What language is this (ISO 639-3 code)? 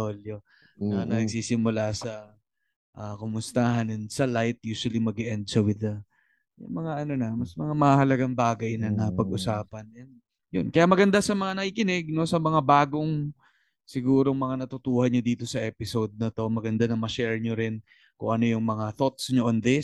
fil